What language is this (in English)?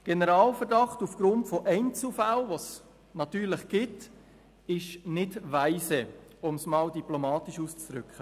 Swiss German